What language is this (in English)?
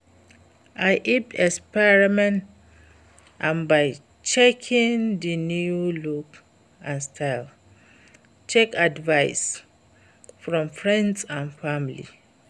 Nigerian Pidgin